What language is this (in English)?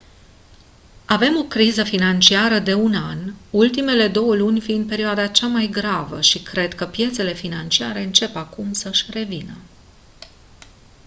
Romanian